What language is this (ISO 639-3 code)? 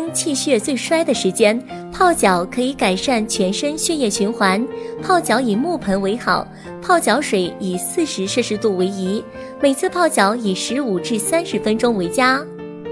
zho